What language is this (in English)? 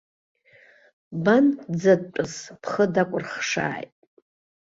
Abkhazian